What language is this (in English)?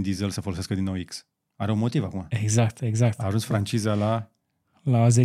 Romanian